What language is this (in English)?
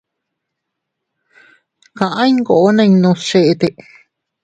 Teutila Cuicatec